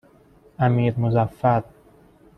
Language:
Persian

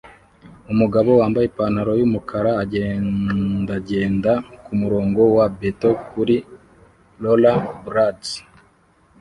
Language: Kinyarwanda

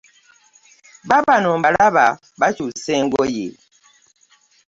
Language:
Ganda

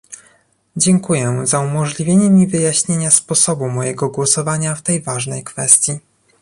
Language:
Polish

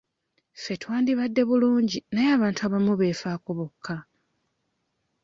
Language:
Ganda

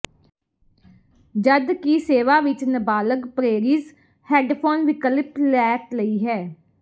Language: Punjabi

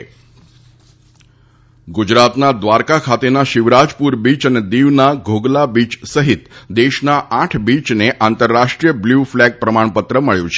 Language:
Gujarati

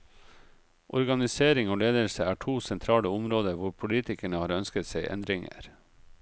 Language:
Norwegian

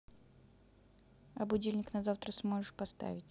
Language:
Russian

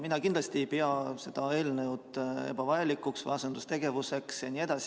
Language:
Estonian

